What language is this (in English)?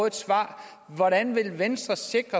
Danish